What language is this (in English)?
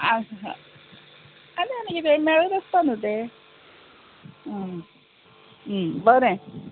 Konkani